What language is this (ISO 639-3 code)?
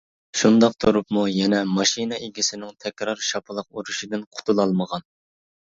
uig